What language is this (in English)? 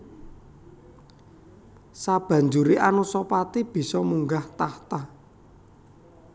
Javanese